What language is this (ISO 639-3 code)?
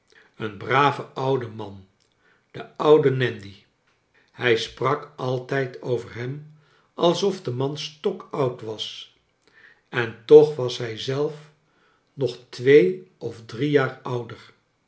nld